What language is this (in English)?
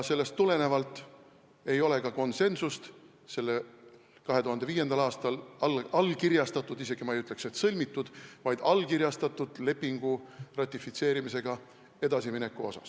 Estonian